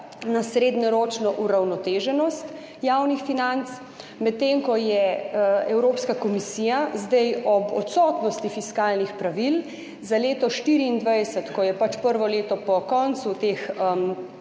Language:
Slovenian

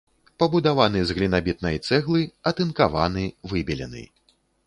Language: Belarusian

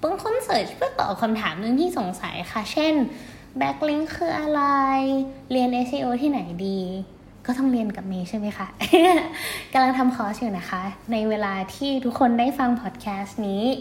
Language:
Thai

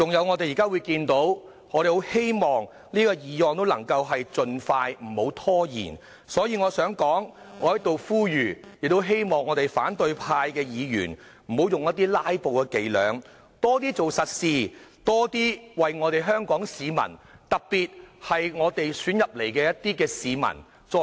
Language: Cantonese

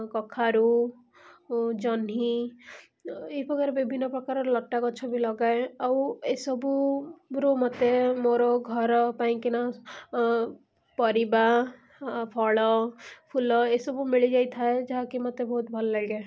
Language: Odia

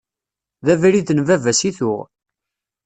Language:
Kabyle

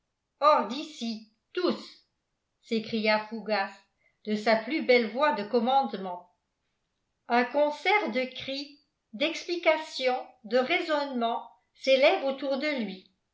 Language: French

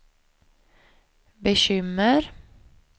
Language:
Swedish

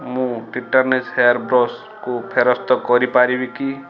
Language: Odia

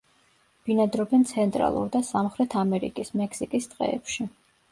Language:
Georgian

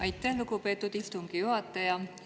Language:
Estonian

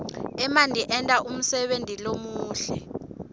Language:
Swati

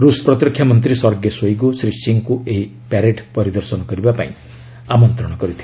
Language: Odia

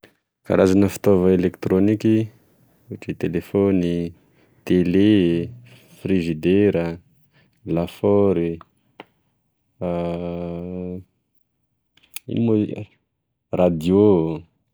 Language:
Tesaka Malagasy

